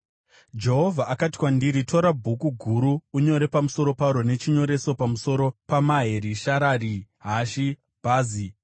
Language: Shona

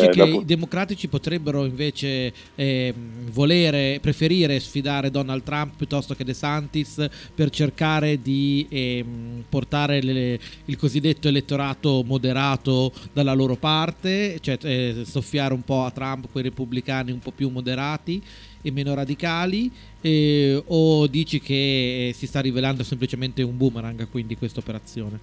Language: Italian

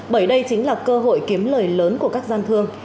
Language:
Vietnamese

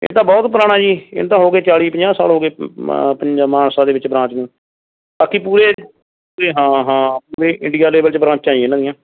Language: Punjabi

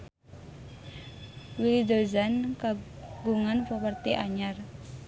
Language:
Sundanese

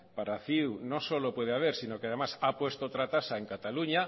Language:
Spanish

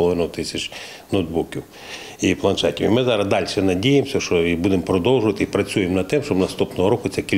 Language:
Ukrainian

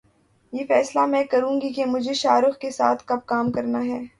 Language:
Urdu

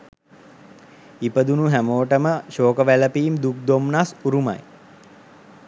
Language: Sinhala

